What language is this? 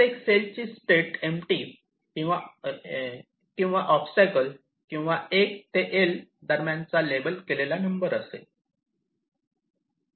Marathi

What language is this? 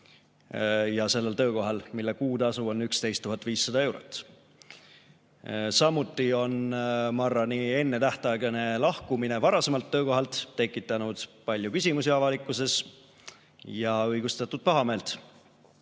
Estonian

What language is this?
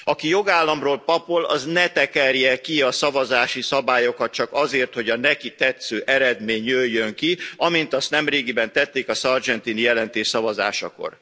Hungarian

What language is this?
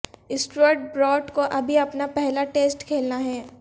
Urdu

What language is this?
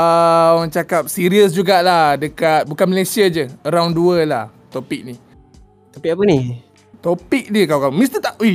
Malay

